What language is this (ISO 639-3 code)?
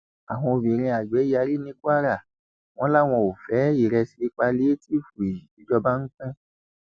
yor